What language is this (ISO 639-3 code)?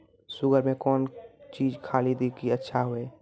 mai